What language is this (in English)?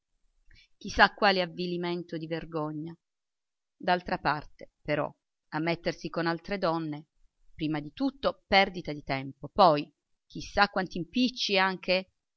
Italian